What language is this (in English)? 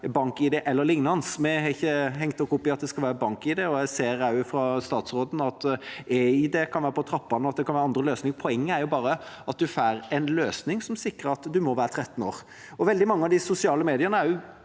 Norwegian